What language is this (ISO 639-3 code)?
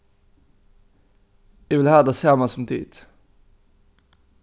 fao